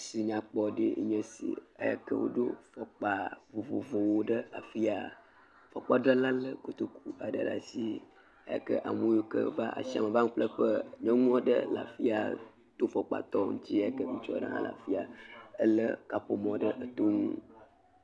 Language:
Ewe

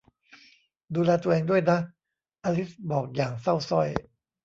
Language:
Thai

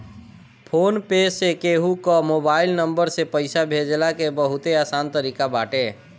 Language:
Bhojpuri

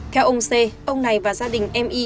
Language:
Vietnamese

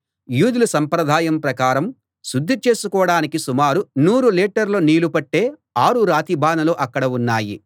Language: Telugu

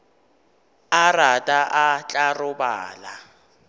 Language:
Northern Sotho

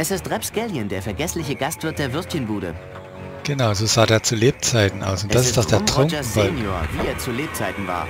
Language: German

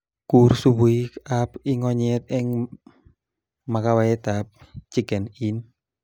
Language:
Kalenjin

